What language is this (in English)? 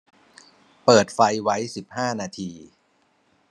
Thai